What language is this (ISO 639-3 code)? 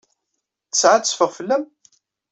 kab